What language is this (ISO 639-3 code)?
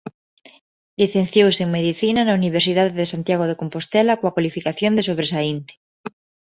glg